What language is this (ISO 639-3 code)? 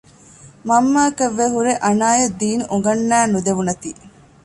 div